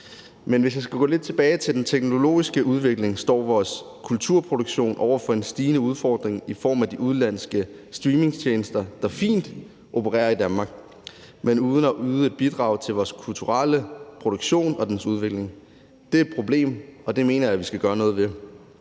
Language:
Danish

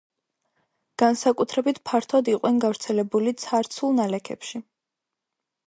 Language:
Georgian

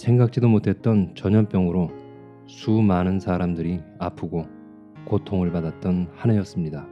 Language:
Korean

